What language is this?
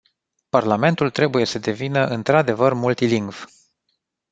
Romanian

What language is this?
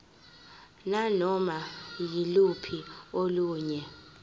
Zulu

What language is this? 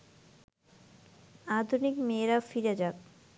Bangla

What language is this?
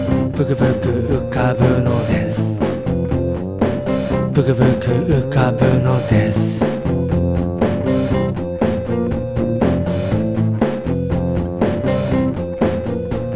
Korean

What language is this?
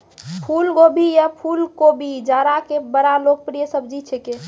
Maithili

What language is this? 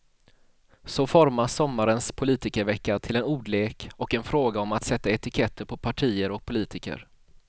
Swedish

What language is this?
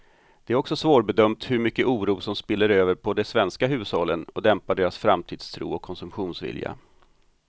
Swedish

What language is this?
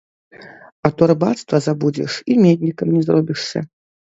Belarusian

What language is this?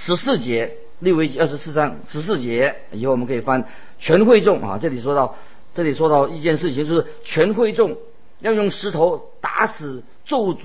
Chinese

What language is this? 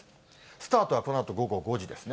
Japanese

